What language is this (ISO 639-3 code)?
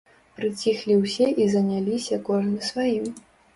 bel